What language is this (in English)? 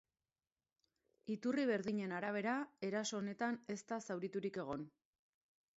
Basque